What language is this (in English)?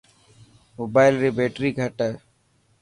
Dhatki